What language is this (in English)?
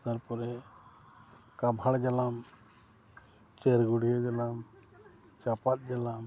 Santali